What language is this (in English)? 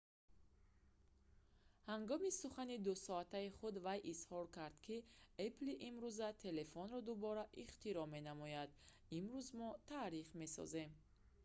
Tajik